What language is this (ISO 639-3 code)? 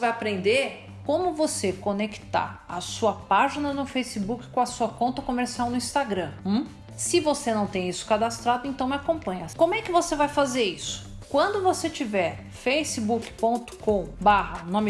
por